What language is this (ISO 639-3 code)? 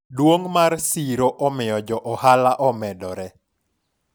luo